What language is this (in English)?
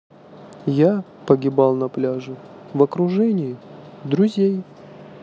Russian